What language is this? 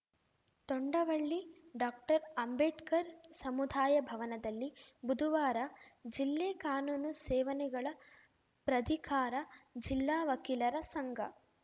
Kannada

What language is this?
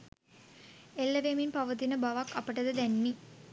Sinhala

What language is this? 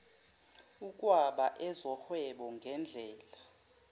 Zulu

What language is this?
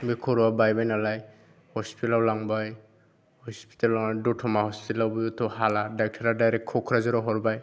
Bodo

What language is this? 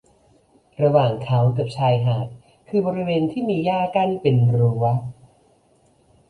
Thai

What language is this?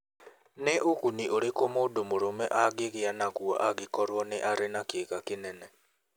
Kikuyu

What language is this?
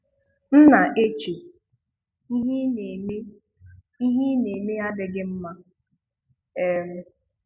Igbo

